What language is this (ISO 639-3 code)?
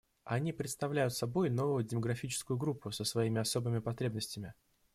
rus